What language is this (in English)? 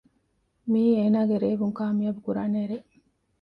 Divehi